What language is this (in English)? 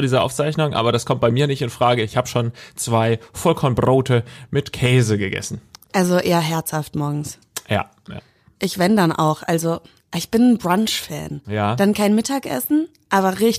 German